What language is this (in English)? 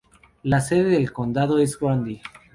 Spanish